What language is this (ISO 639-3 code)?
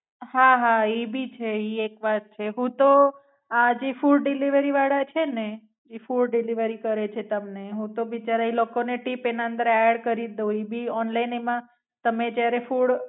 guj